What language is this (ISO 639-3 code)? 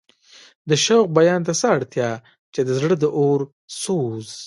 pus